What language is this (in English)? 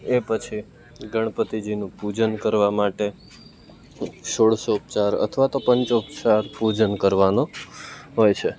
Gujarati